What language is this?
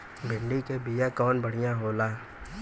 Bhojpuri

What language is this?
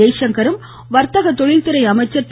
Tamil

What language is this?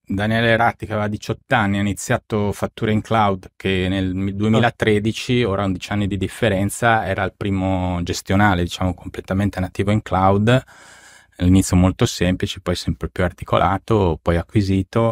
Italian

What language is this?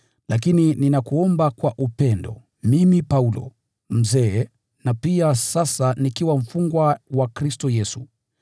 Swahili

